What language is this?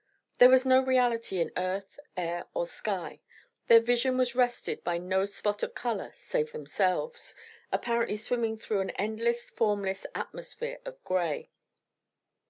English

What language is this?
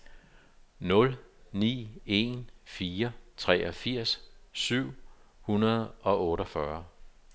Danish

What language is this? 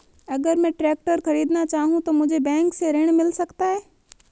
Hindi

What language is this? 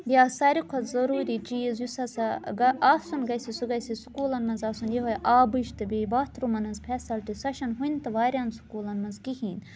Kashmiri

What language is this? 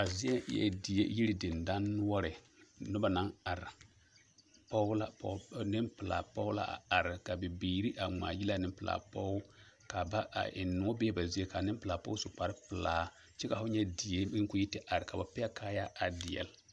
Southern Dagaare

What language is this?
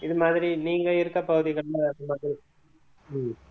Tamil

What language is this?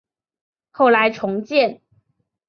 Chinese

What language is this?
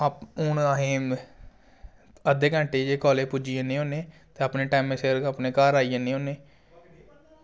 Dogri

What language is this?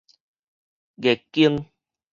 Min Nan Chinese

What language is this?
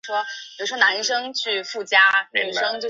Chinese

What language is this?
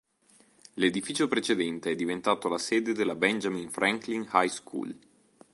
Italian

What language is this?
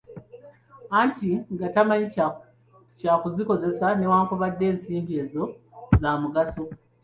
Ganda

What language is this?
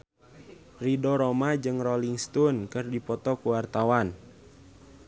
Sundanese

